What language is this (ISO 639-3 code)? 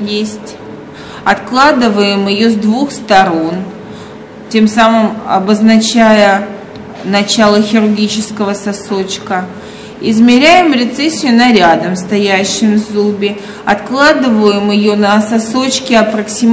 rus